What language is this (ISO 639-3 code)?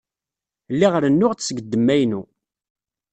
kab